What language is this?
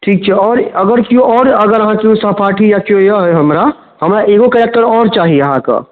Maithili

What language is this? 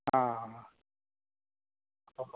Konkani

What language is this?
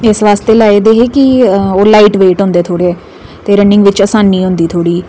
Dogri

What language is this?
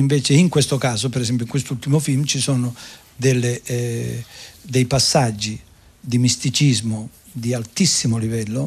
Italian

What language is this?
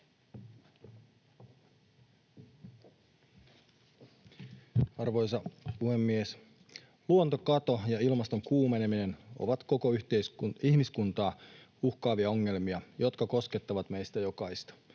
Finnish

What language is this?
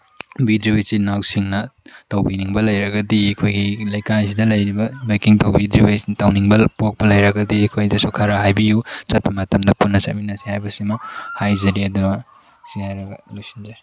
Manipuri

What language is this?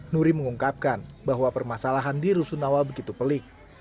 Indonesian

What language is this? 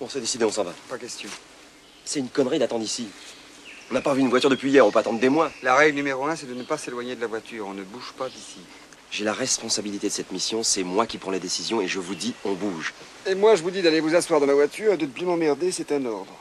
French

